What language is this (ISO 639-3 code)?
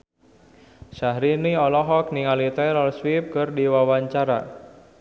sun